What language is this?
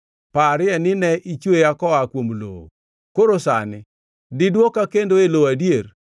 Luo (Kenya and Tanzania)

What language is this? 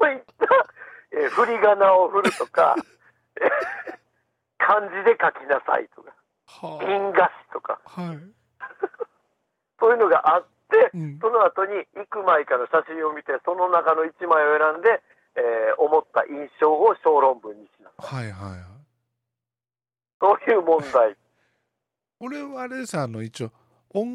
Japanese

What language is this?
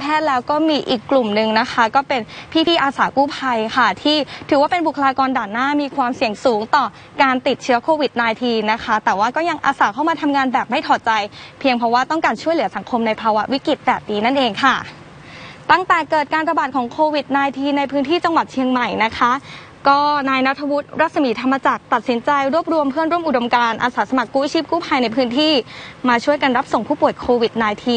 Thai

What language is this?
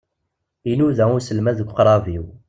Kabyle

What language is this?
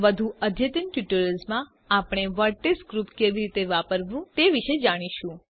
Gujarati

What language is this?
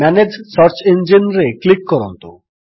Odia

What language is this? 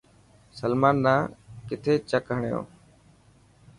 Dhatki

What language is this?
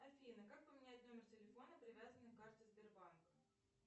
Russian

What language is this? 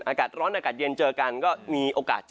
Thai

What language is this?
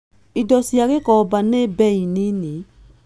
Kikuyu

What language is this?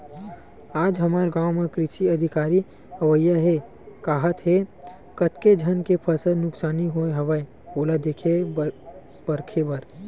Chhattisgarhi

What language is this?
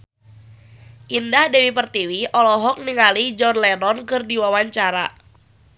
Sundanese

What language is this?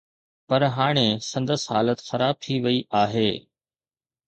Sindhi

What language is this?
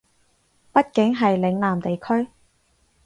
Cantonese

